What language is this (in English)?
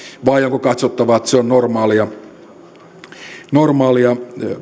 Finnish